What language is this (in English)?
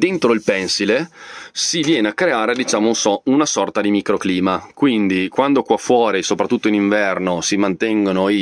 Italian